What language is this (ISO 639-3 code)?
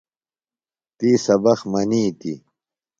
phl